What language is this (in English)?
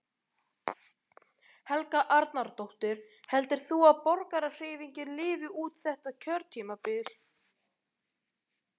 Icelandic